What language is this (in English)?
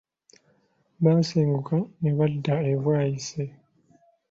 Ganda